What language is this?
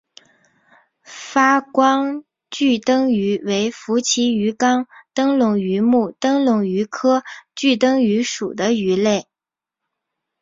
Chinese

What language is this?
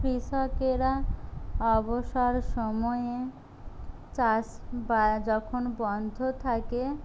Bangla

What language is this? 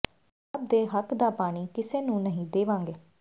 Punjabi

